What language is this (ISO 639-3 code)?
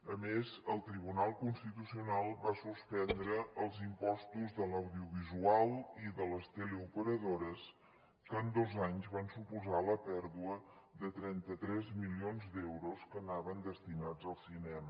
cat